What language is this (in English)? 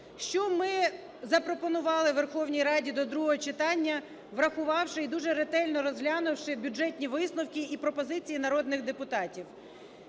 Ukrainian